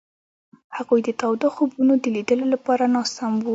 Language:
Pashto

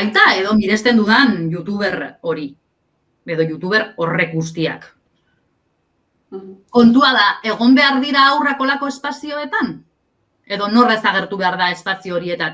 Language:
Spanish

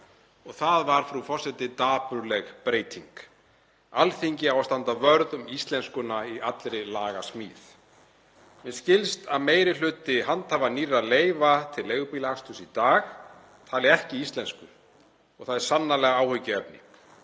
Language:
Icelandic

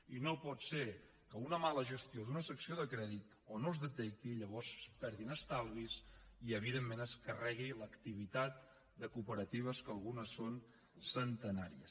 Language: Catalan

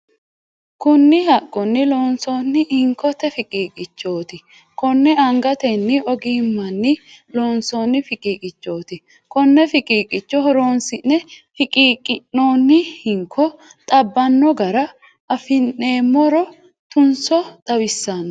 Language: Sidamo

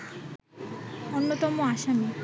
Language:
Bangla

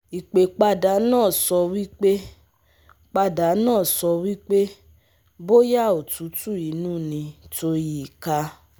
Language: Yoruba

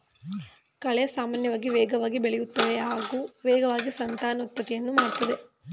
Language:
Kannada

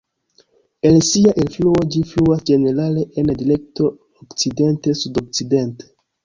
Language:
Esperanto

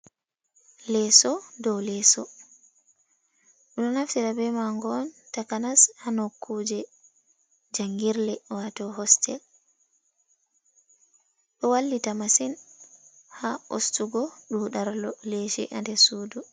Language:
Fula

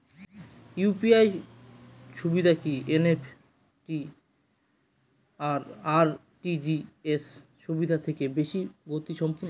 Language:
Bangla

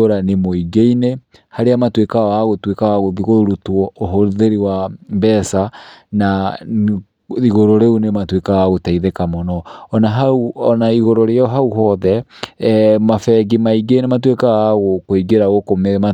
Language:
Kikuyu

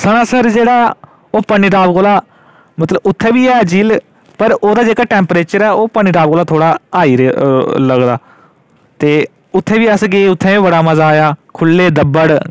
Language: Dogri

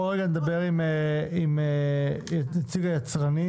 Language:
Hebrew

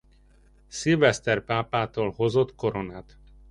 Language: Hungarian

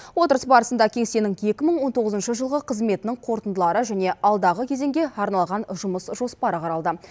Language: Kazakh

